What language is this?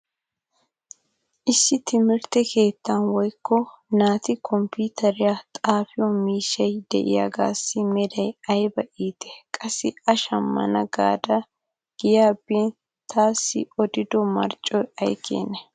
Wolaytta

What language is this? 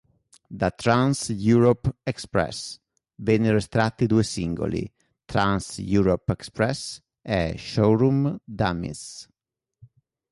Italian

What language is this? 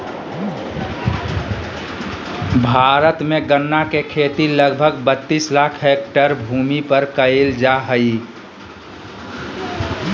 Magahi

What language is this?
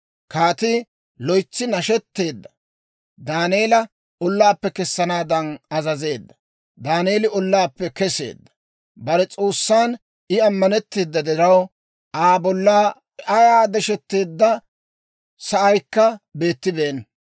Dawro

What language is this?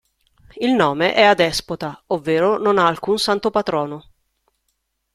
Italian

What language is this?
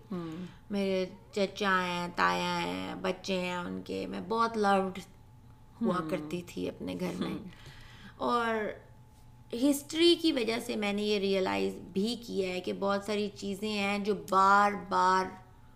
Urdu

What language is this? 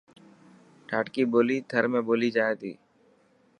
Dhatki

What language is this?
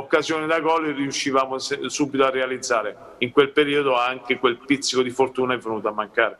Italian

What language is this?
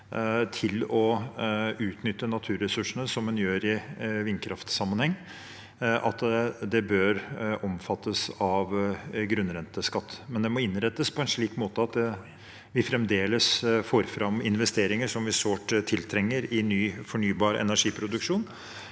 Norwegian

